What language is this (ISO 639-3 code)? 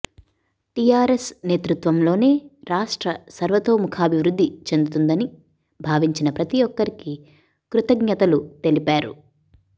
tel